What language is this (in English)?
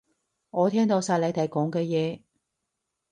Cantonese